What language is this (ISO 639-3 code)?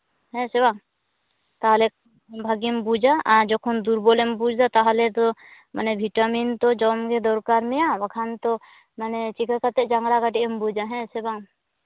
sat